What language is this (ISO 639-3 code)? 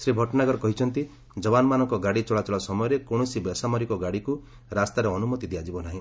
ori